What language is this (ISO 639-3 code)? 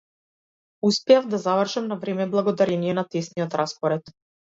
mkd